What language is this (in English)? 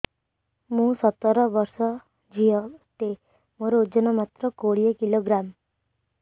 Odia